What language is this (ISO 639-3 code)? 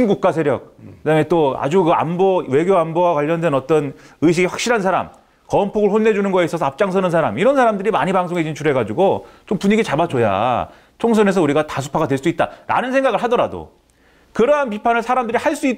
kor